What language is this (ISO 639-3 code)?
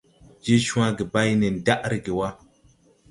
tui